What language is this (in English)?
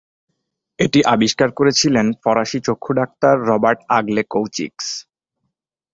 Bangla